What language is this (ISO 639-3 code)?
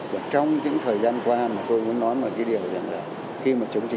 vie